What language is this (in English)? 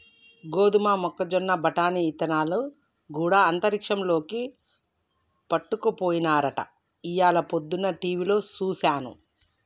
Telugu